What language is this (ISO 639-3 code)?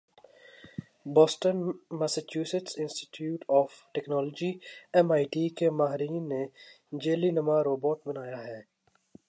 urd